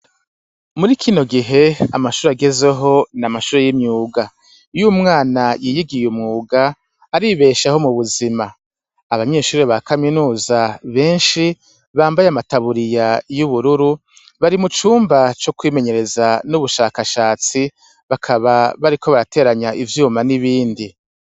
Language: Rundi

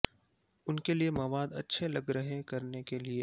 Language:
Urdu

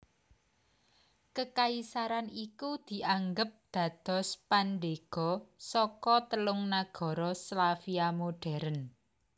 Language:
Javanese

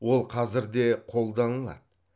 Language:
Kazakh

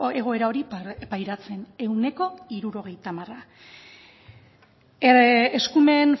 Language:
Basque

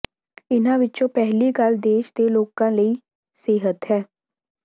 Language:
Punjabi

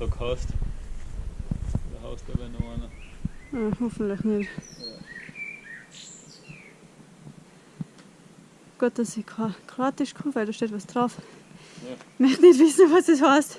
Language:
German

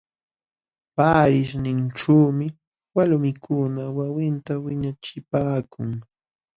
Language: Jauja Wanca Quechua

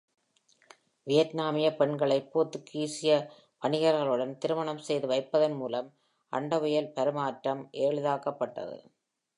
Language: Tamil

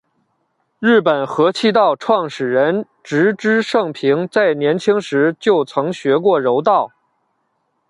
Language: Chinese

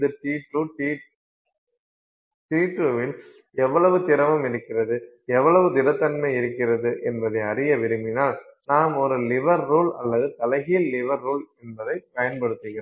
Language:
Tamil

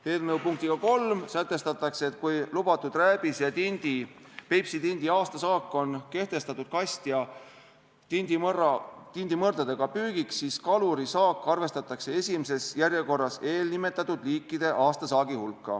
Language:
Estonian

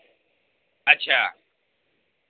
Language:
Urdu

